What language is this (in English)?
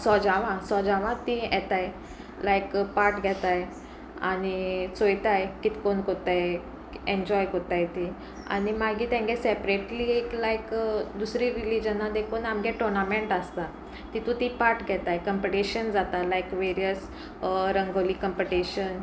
Konkani